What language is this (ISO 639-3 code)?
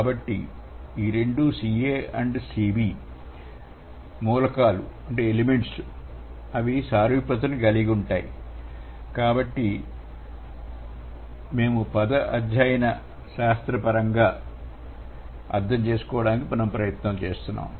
tel